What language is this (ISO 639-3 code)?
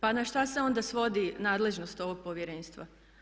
hrv